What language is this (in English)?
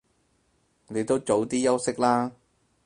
Cantonese